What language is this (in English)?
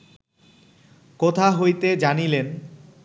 Bangla